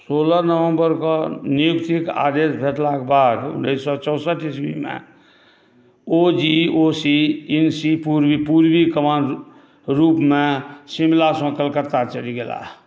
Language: Maithili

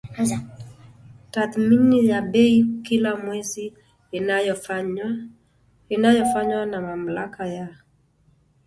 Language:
Swahili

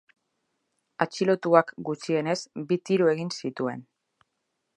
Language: Basque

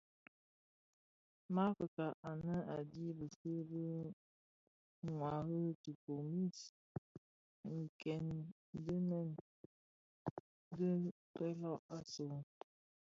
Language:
Bafia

